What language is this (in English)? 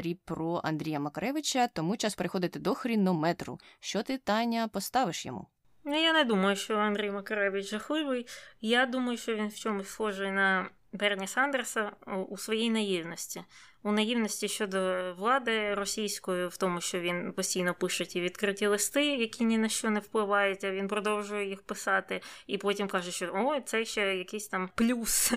Ukrainian